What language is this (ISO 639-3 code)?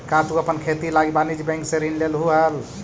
mag